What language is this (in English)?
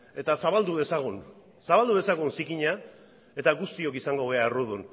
Basque